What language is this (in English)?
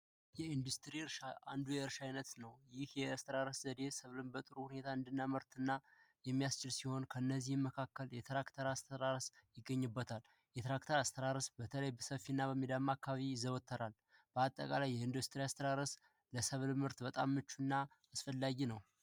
Amharic